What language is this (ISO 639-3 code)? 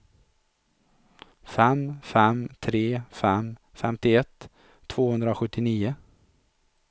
swe